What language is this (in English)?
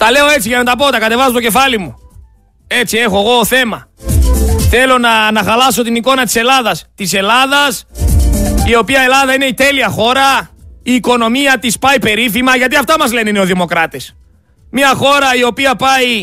Greek